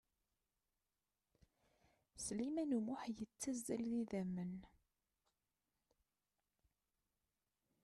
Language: Kabyle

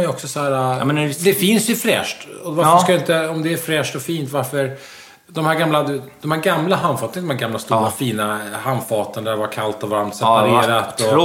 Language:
Swedish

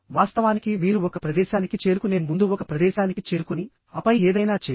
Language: Telugu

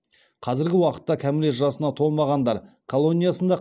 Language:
Kazakh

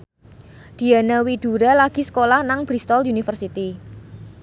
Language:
Javanese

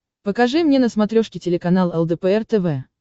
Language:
Russian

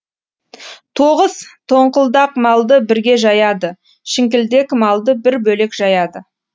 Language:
Kazakh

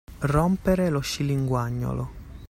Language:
Italian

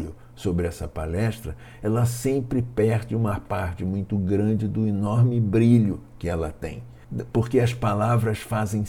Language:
Portuguese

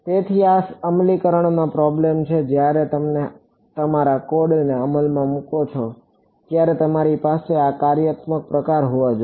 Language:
Gujarati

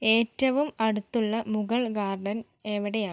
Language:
Malayalam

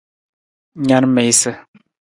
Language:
Nawdm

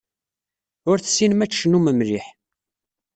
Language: Kabyle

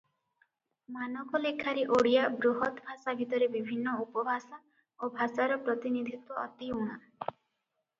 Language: Odia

